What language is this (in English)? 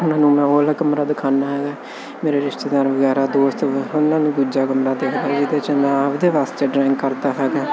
Punjabi